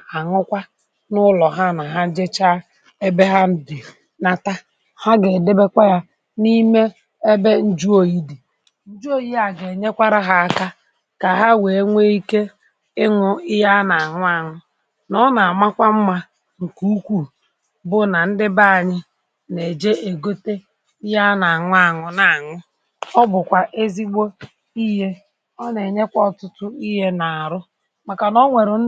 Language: Igbo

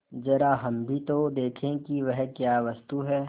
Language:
Hindi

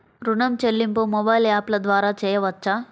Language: Telugu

